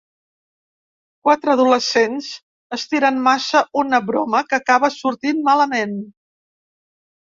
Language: Catalan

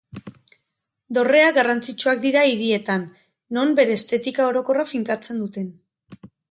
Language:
Basque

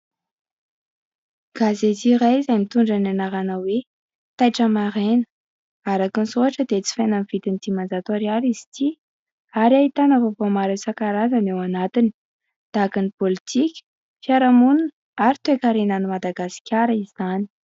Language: Malagasy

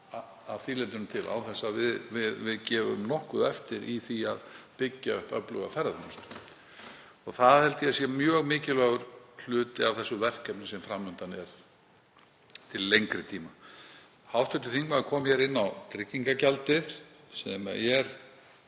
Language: Icelandic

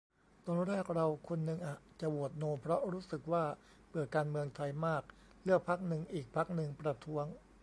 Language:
Thai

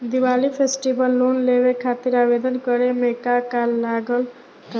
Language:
Bhojpuri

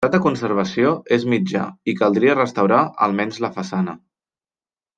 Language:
Catalan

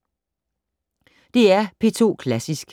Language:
Danish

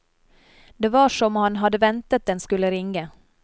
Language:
Norwegian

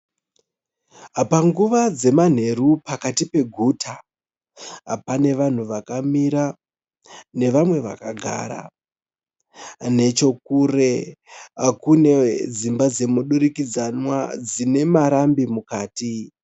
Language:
Shona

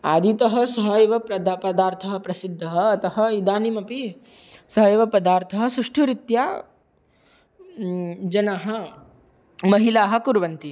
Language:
Sanskrit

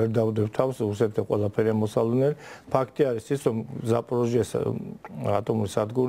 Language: Romanian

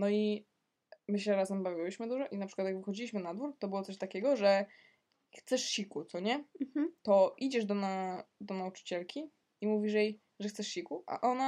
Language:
Polish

